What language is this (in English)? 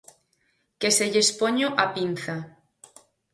Galician